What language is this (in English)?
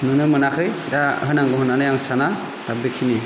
Bodo